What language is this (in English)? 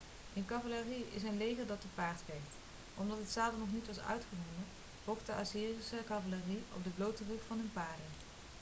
Dutch